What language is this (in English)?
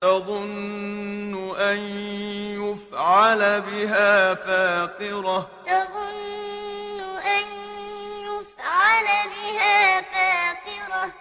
Arabic